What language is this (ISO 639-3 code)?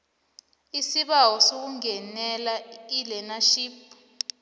nbl